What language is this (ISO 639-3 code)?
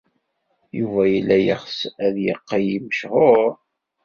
kab